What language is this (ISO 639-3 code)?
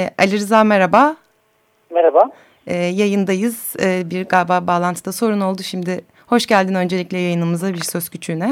tur